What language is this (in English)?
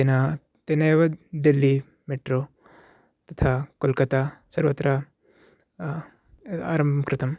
Sanskrit